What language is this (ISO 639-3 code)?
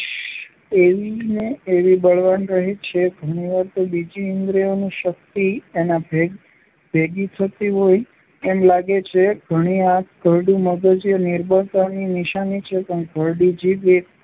guj